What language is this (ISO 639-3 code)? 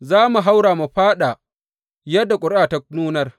hau